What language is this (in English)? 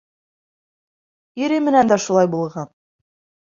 Bashkir